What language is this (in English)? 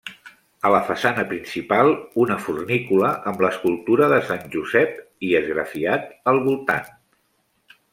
Catalan